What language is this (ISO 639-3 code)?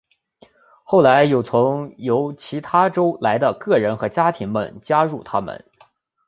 zho